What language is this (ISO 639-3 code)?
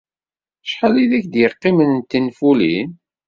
kab